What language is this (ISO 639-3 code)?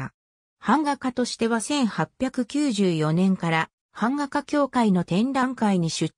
jpn